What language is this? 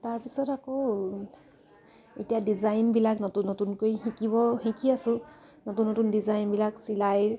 Assamese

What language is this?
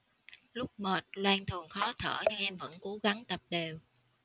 Vietnamese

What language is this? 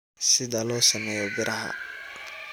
Somali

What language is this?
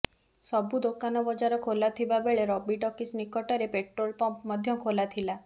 Odia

